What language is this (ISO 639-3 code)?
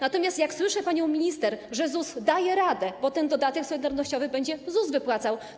pol